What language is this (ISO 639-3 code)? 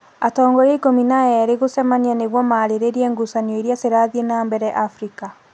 kik